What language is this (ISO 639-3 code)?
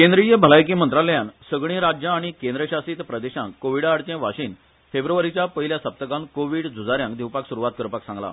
kok